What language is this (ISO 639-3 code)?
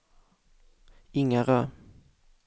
swe